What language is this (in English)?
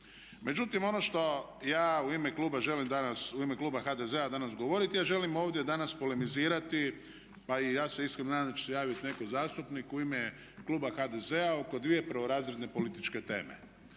Croatian